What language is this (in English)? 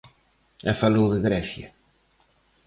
Galician